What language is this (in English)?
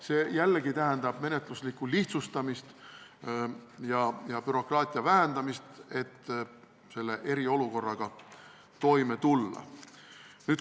Estonian